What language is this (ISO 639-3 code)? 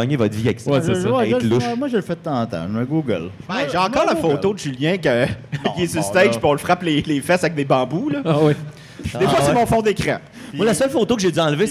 fra